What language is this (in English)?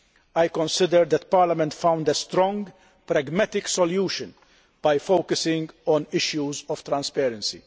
English